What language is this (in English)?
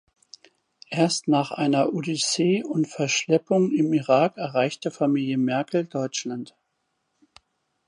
German